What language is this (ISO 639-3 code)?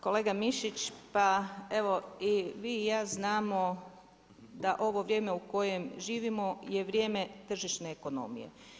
hrv